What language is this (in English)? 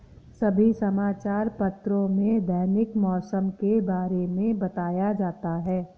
Hindi